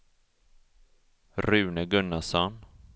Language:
Swedish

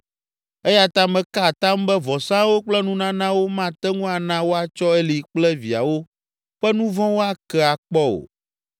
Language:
Ewe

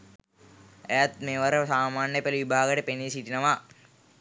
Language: Sinhala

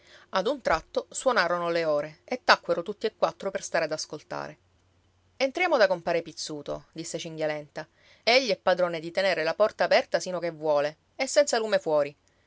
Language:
Italian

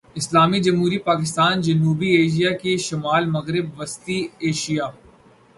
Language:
Urdu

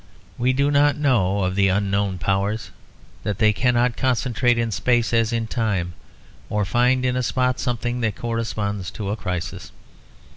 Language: English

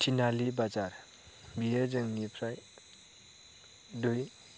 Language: Bodo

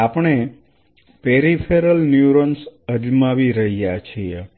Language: Gujarati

